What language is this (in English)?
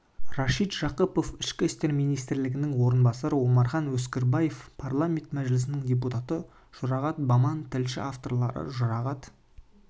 Kazakh